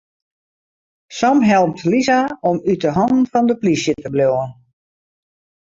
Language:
Western Frisian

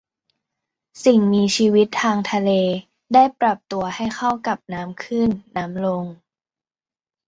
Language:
Thai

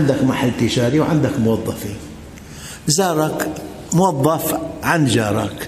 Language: Arabic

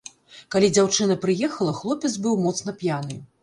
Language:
Belarusian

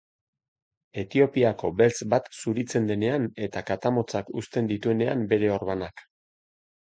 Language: Basque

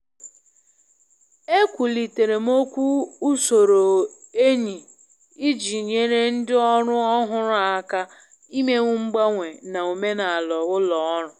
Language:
Igbo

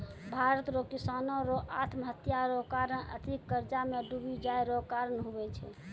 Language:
Maithili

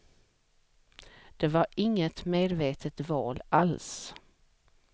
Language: Swedish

